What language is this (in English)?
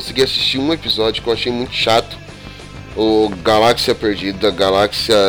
Portuguese